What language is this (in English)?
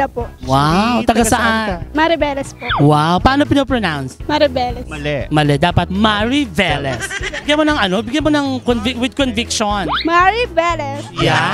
Filipino